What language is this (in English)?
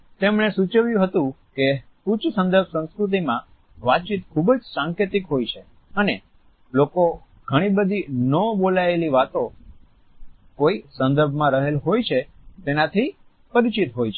Gujarati